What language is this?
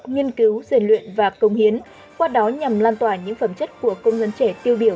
Vietnamese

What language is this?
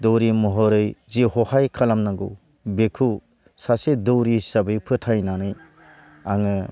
Bodo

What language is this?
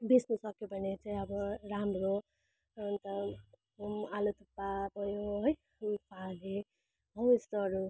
Nepali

